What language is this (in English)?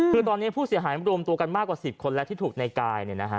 Thai